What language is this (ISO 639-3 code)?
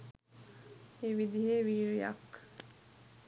sin